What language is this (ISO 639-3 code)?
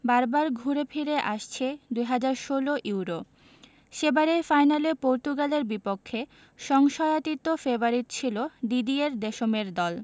ben